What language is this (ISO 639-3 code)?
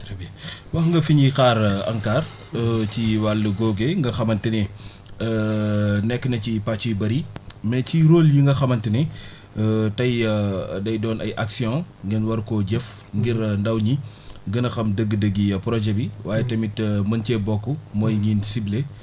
wol